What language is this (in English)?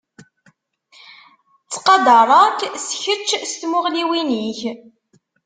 Kabyle